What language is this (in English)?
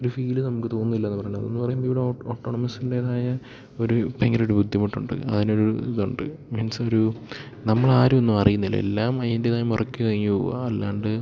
Malayalam